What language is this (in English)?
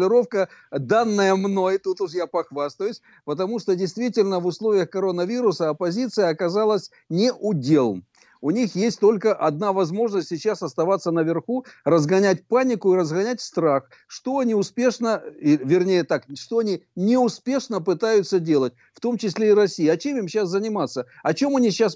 Russian